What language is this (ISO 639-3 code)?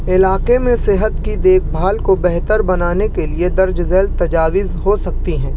urd